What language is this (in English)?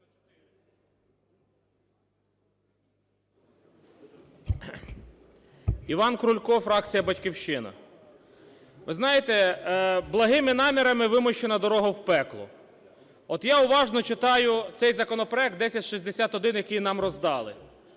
Ukrainian